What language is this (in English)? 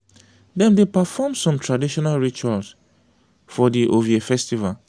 Nigerian Pidgin